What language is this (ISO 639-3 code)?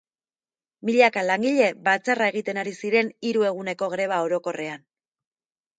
eus